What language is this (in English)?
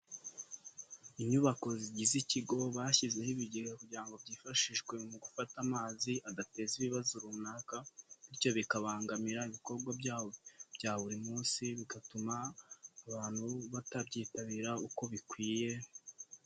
Kinyarwanda